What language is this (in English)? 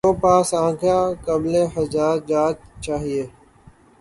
Urdu